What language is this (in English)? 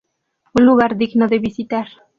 Spanish